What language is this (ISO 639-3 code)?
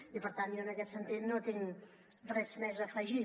cat